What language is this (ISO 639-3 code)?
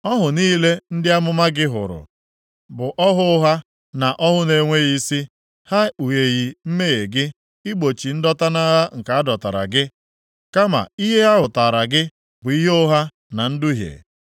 ibo